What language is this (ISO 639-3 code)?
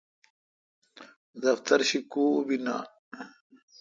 xka